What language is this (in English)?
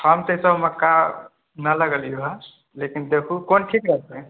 Maithili